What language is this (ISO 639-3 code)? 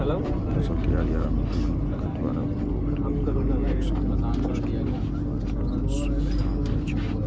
mai